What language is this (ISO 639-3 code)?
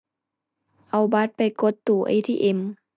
tha